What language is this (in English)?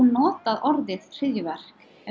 Icelandic